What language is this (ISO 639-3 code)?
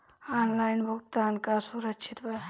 bho